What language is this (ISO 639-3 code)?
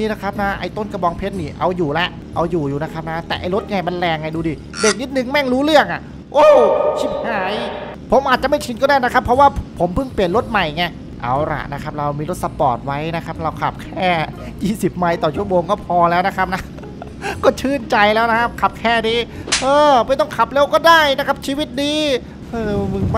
tha